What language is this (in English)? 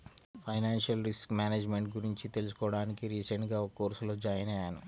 Telugu